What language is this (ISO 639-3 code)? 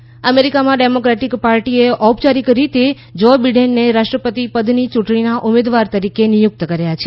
guj